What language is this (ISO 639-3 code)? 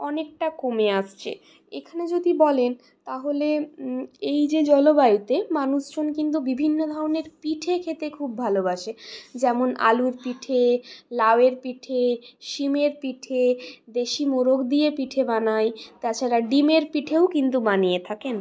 ben